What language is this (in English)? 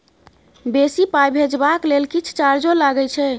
Maithili